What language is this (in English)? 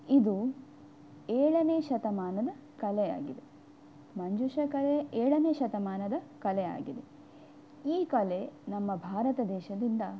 Kannada